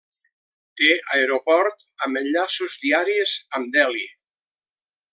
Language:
Catalan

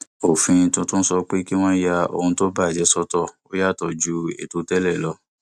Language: Yoruba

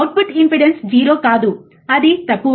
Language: Telugu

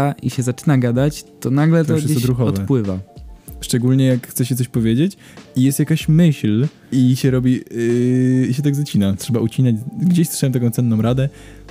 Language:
Polish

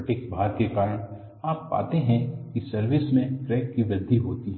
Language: Hindi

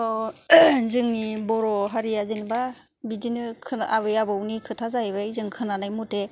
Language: Bodo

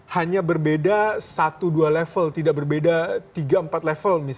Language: Indonesian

